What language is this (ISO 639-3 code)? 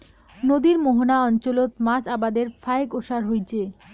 ben